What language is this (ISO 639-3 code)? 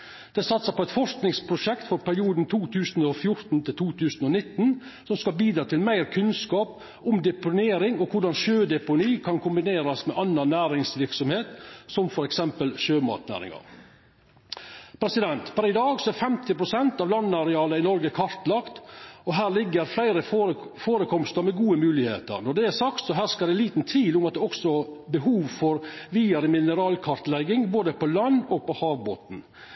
nno